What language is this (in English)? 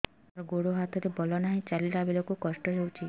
Odia